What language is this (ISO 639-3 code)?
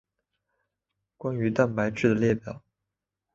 zho